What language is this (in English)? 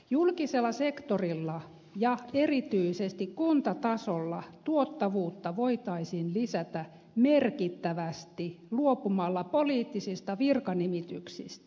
Finnish